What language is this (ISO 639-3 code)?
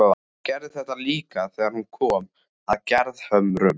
isl